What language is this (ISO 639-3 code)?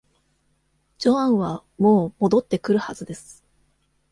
jpn